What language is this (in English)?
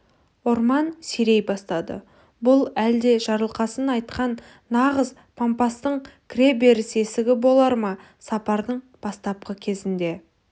Kazakh